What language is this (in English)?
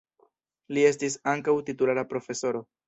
Esperanto